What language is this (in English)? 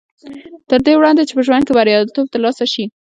Pashto